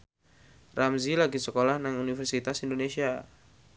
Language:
Javanese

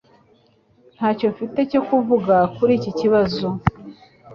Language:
Kinyarwanda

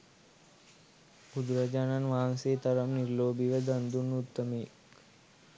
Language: Sinhala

